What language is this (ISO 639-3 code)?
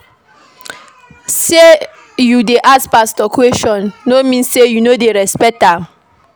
pcm